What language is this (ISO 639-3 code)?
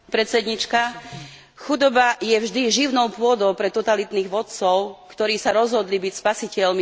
slk